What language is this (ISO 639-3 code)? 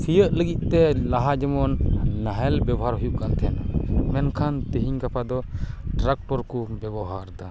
sat